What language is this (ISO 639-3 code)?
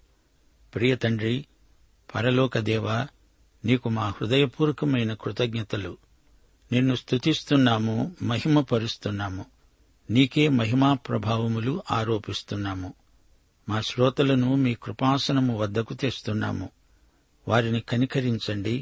tel